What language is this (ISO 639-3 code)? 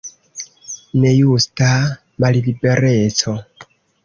epo